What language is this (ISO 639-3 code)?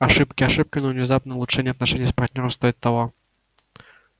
rus